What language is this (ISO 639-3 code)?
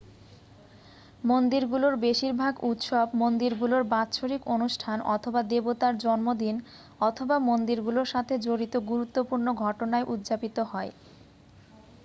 ben